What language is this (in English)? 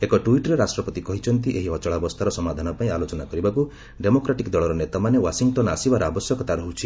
Odia